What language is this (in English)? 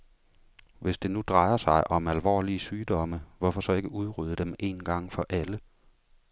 Danish